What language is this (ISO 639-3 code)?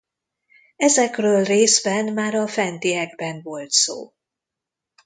hun